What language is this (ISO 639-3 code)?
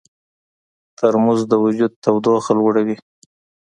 pus